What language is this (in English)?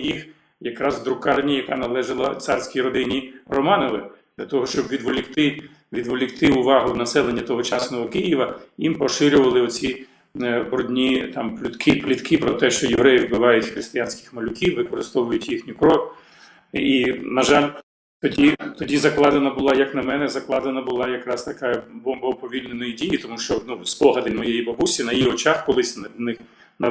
Ukrainian